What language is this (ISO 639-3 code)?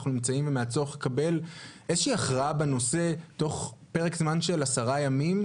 heb